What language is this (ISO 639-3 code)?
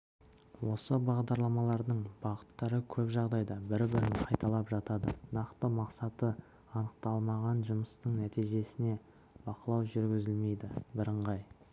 kaz